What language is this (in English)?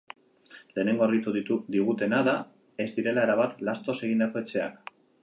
Basque